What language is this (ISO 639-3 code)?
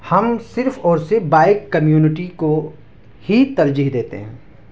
urd